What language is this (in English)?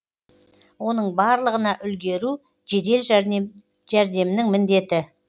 Kazakh